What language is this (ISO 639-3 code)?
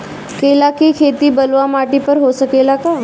bho